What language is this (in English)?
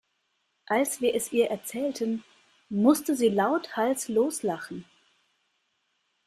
German